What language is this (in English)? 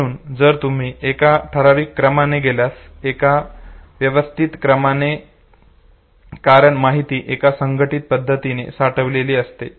Marathi